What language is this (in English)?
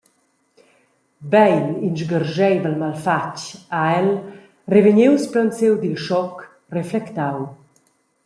Romansh